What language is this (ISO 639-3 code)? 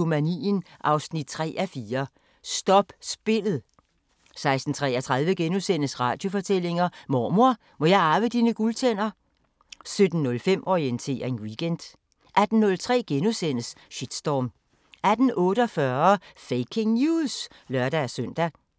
dan